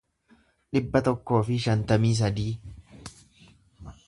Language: Oromo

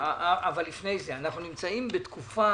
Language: Hebrew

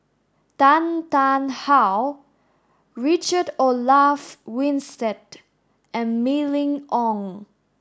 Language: English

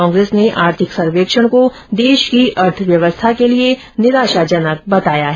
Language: Hindi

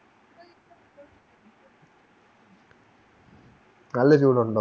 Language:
Malayalam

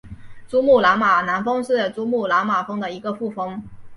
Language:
Chinese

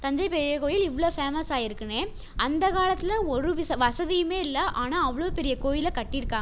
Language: Tamil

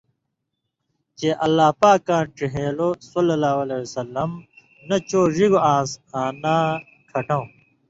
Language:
Indus Kohistani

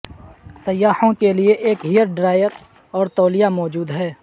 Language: Urdu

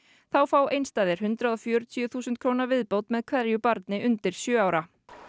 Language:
Icelandic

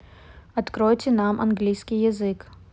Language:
Russian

